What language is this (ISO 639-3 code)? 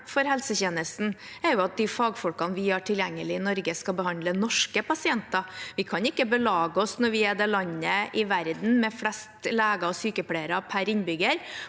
nor